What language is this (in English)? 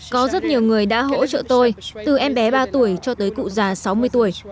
Vietnamese